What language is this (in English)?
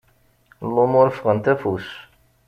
Kabyle